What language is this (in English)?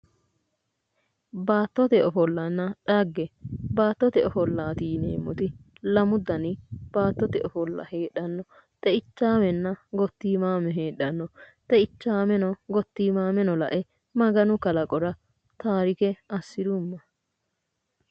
Sidamo